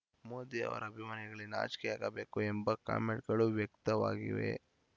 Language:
Kannada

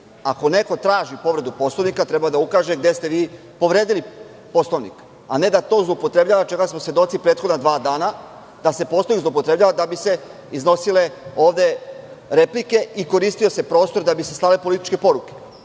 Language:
Serbian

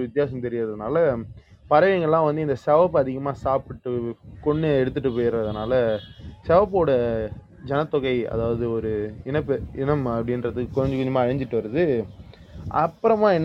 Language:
Tamil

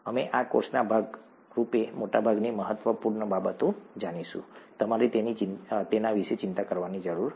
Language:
Gujarati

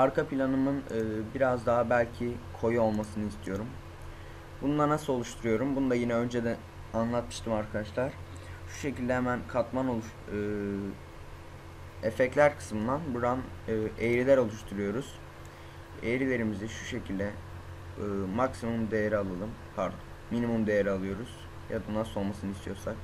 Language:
Turkish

